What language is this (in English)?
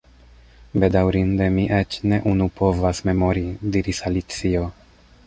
Esperanto